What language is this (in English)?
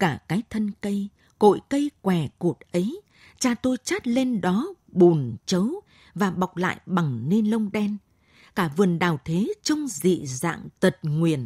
Vietnamese